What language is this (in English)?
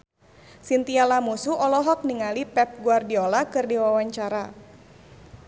Sundanese